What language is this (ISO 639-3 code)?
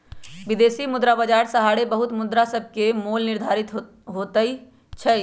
mag